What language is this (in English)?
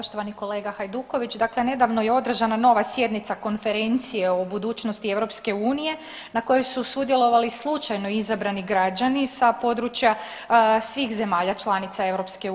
Croatian